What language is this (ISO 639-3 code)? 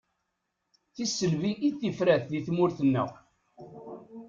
kab